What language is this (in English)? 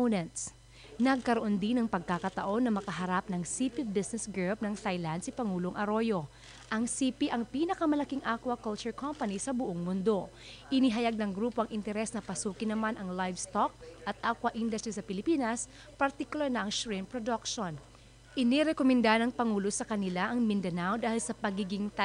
Filipino